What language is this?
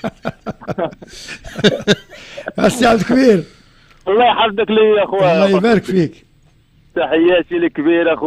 Arabic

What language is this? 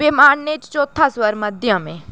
Dogri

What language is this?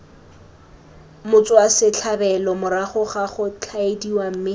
Tswana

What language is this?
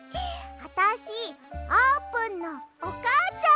Japanese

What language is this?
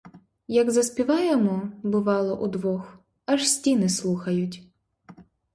Ukrainian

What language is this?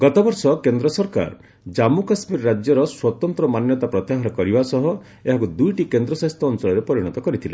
Odia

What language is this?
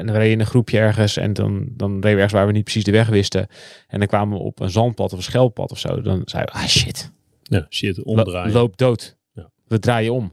Dutch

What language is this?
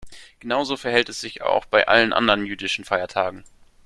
German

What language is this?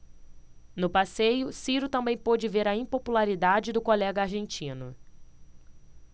Portuguese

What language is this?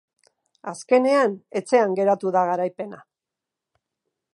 Basque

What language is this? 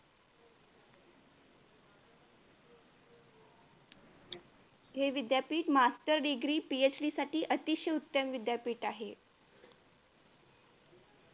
Marathi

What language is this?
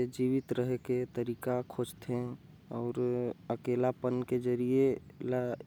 Korwa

